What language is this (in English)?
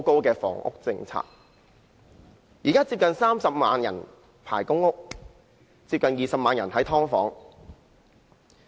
Cantonese